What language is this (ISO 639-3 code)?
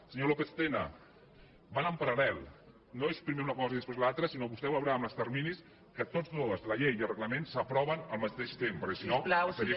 cat